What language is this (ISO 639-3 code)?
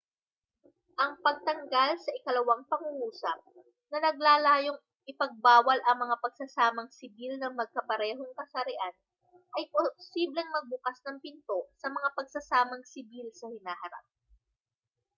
fil